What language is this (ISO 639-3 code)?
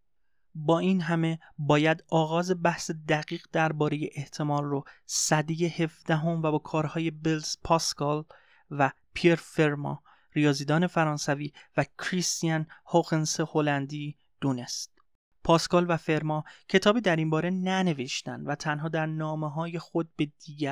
fas